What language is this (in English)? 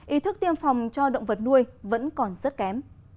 Vietnamese